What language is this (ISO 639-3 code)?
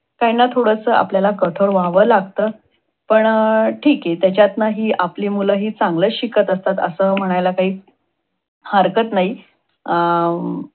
mar